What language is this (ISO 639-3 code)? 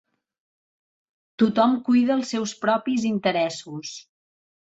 cat